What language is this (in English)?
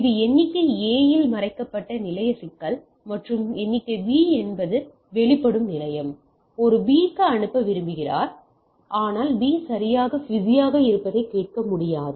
Tamil